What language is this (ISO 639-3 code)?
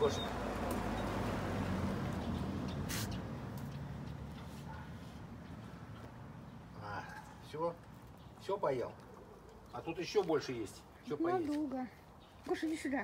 rus